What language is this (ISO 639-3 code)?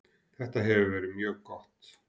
isl